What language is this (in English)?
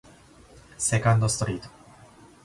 Japanese